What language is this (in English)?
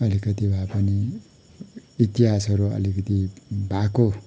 Nepali